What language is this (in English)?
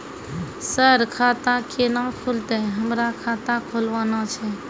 Maithili